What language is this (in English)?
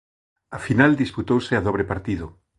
Galician